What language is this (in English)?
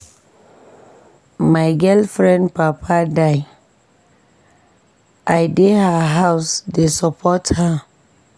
Nigerian Pidgin